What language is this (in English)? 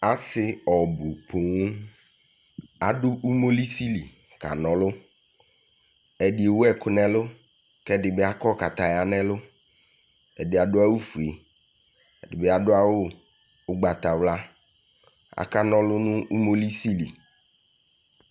Ikposo